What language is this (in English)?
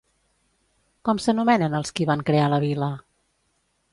Catalan